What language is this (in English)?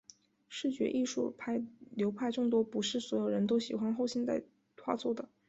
Chinese